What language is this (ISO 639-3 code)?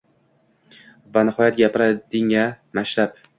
uzb